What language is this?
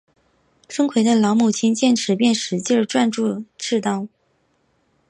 Chinese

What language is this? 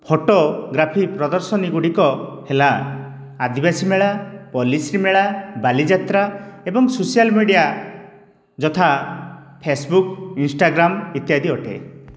Odia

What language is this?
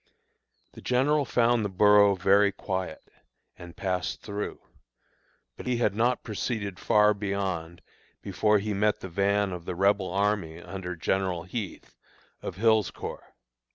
English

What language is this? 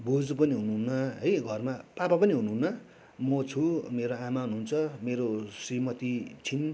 Nepali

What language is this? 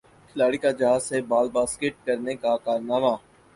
Urdu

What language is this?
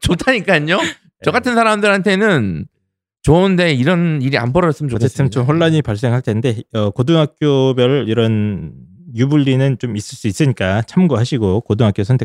Korean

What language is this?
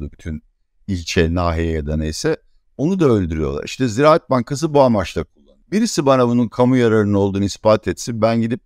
Turkish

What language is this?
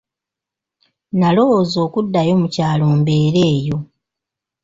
Ganda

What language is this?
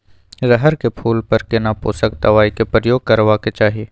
Maithili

